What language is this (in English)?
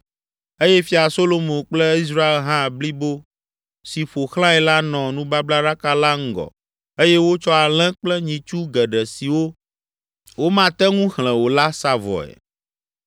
Ewe